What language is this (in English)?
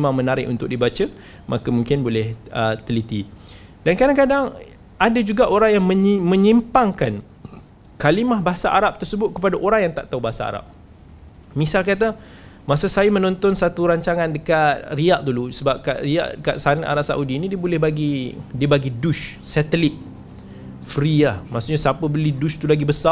Malay